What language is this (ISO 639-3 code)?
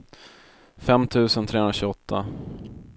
swe